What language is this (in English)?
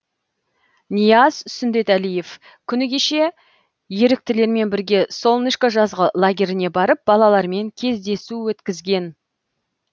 Kazakh